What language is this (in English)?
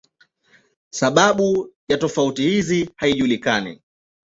Swahili